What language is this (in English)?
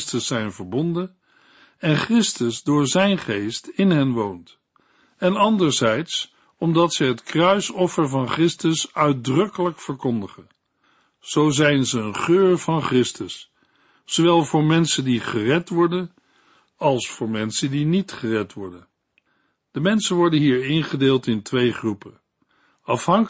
Dutch